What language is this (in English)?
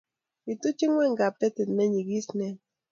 Kalenjin